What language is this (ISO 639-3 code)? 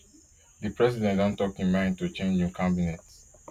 pcm